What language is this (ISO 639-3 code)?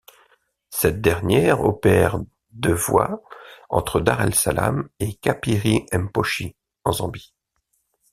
fra